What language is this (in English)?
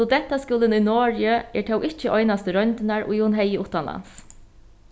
Faroese